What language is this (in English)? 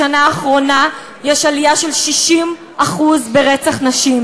Hebrew